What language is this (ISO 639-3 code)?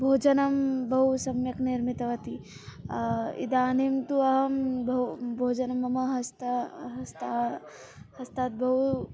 san